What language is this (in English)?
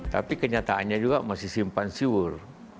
Indonesian